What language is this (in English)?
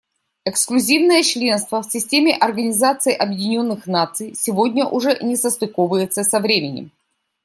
Russian